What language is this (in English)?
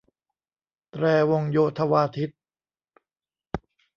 Thai